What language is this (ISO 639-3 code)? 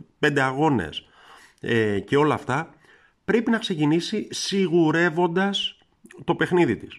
ell